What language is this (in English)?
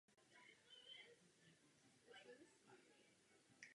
Czech